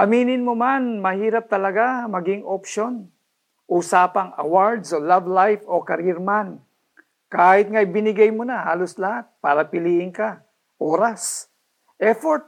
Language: Filipino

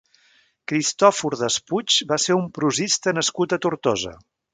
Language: Catalan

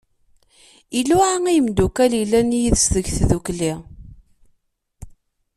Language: Kabyle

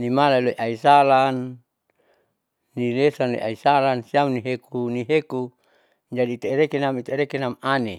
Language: Saleman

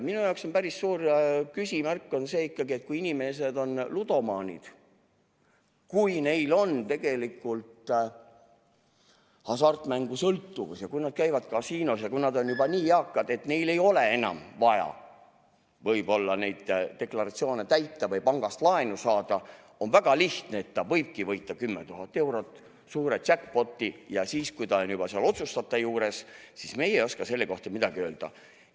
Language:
Estonian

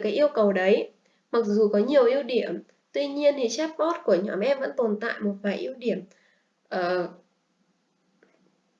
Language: Vietnamese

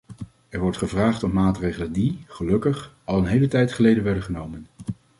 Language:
Dutch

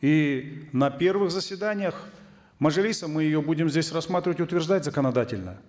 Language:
Kazakh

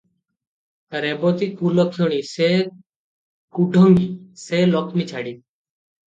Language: Odia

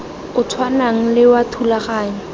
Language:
Tswana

